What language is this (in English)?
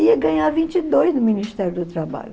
Portuguese